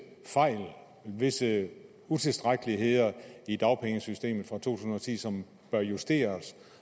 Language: Danish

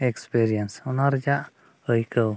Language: Santali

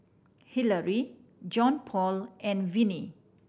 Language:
English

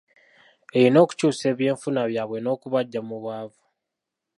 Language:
Ganda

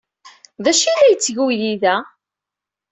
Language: Kabyle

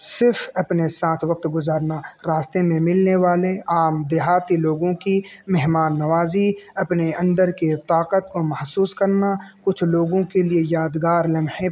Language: Urdu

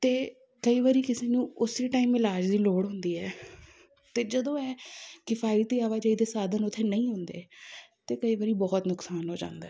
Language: Punjabi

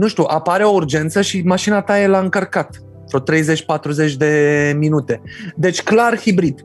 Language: Romanian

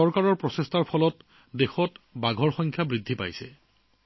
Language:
Assamese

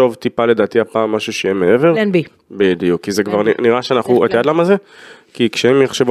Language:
Hebrew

